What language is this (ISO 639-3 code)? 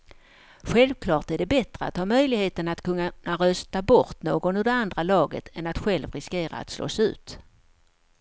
swe